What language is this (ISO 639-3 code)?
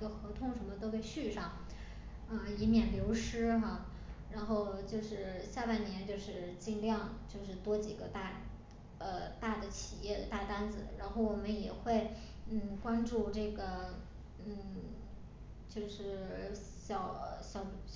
zho